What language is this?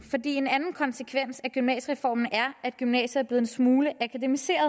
Danish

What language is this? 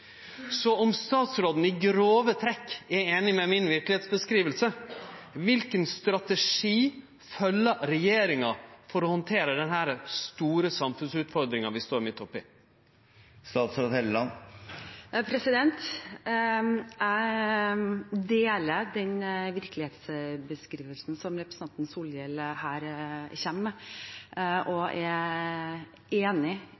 Norwegian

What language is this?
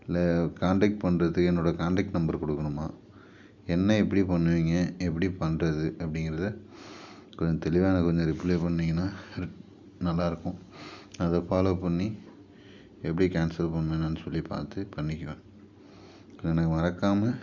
Tamil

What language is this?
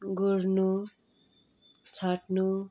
Nepali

